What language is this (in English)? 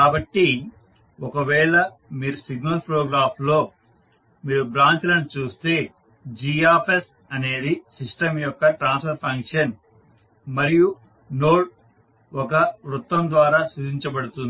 Telugu